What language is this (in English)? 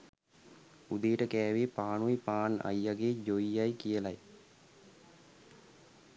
Sinhala